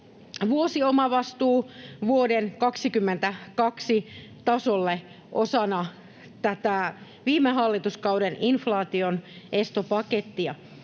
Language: Finnish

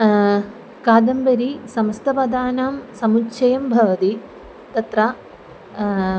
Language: Sanskrit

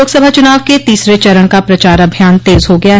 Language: Hindi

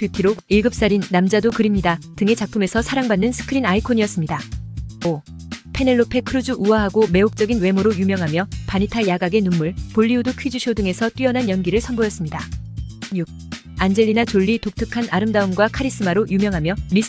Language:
Korean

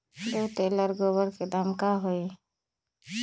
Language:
Magahi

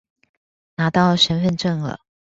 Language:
Chinese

